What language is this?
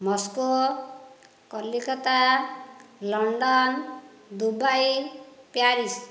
Odia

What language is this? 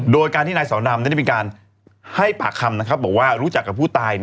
Thai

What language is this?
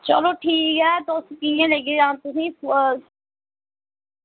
Dogri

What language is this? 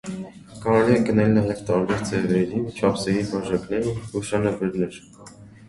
Armenian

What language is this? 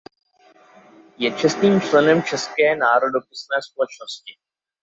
Czech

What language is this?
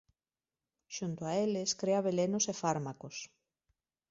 Galician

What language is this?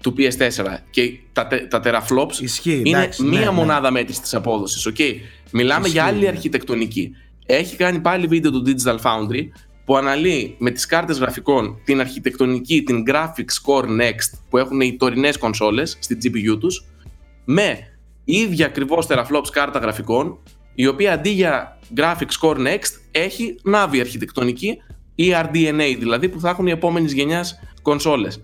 Greek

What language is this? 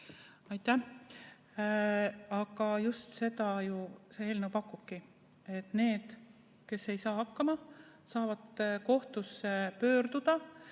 Estonian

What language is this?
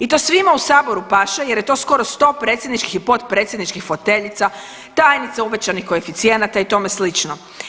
Croatian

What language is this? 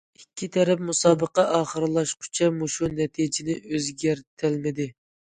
Uyghur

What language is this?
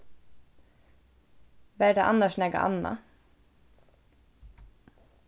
Faroese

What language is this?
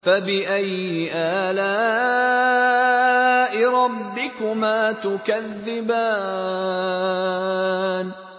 Arabic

